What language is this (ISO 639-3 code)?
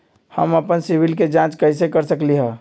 mag